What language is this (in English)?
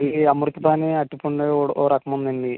Telugu